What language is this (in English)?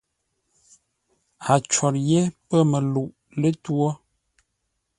Ngombale